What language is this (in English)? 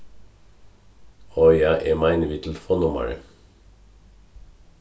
Faroese